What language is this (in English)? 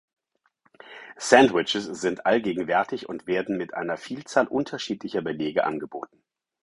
German